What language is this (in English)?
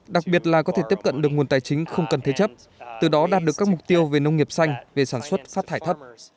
Vietnamese